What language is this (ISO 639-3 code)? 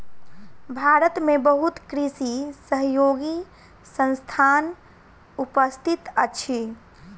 mai